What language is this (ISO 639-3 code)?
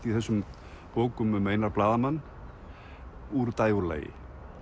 isl